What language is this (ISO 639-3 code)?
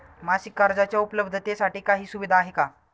mar